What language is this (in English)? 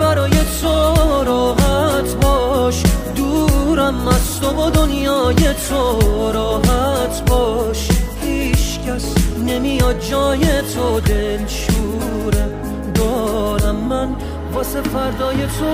Persian